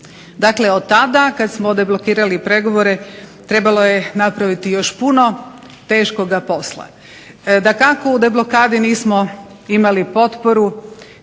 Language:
Croatian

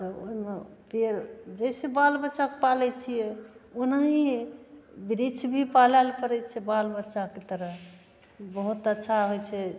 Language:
Maithili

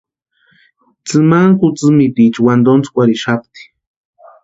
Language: Western Highland Purepecha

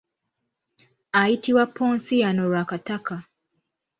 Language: Ganda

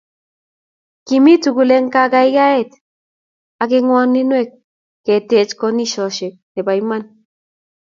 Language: Kalenjin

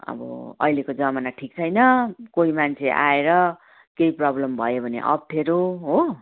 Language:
Nepali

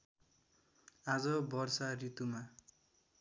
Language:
Nepali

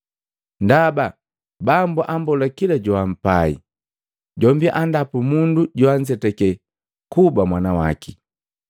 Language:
Matengo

